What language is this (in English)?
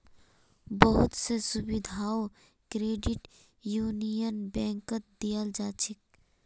Magahi